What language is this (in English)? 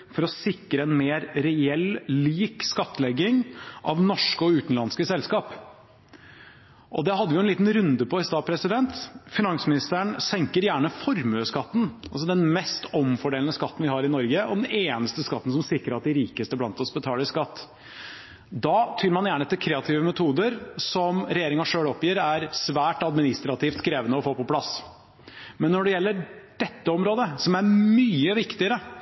Norwegian Bokmål